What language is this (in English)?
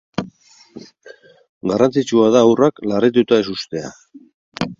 Basque